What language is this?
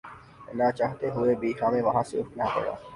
Urdu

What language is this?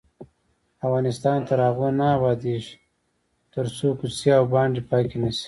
Pashto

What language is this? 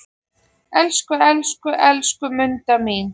Icelandic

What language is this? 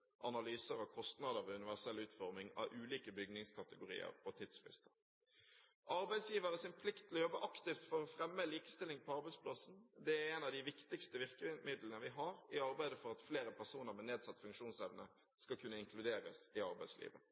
Norwegian Bokmål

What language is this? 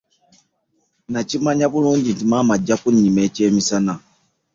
Ganda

